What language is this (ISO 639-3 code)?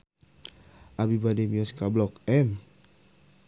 sun